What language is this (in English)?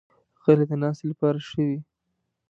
Pashto